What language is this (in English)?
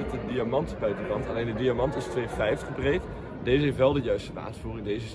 Dutch